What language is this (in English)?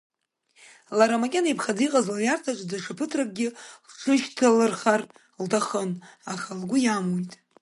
Abkhazian